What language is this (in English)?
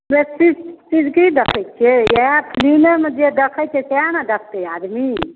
Maithili